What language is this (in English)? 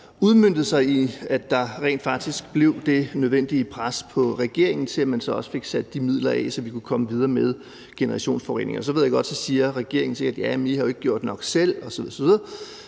Danish